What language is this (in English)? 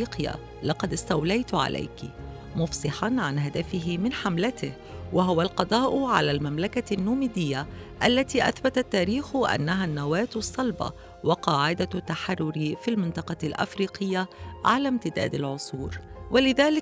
Arabic